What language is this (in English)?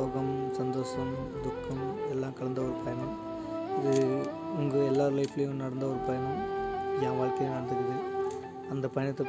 Tamil